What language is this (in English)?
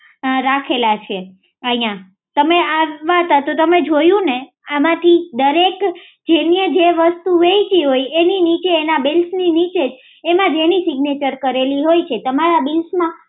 Gujarati